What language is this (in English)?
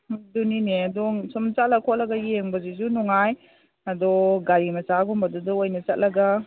Manipuri